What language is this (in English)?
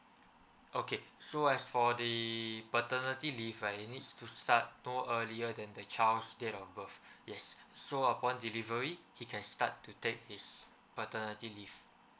English